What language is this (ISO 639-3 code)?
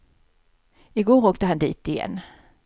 swe